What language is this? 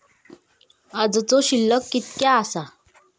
Marathi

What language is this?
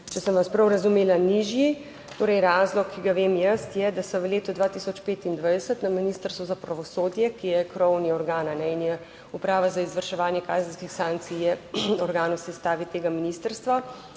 Slovenian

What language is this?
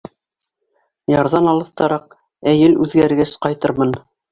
Bashkir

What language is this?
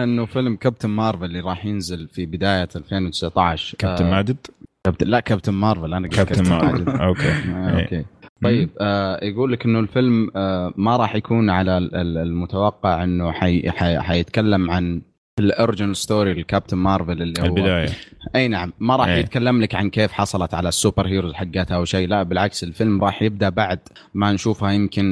Arabic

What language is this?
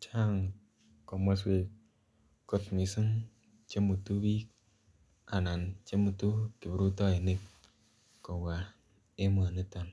Kalenjin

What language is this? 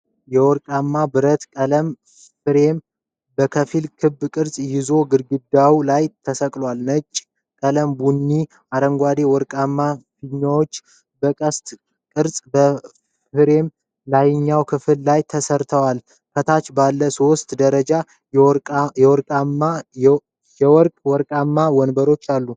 Amharic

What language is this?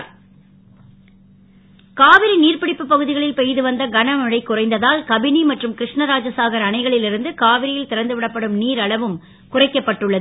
Tamil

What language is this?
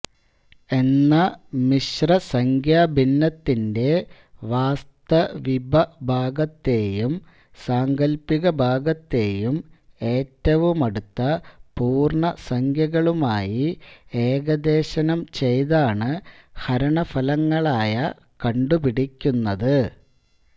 Malayalam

